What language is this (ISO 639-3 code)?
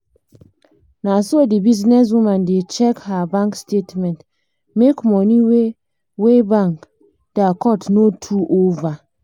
pcm